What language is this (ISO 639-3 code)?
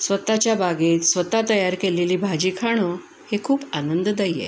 mar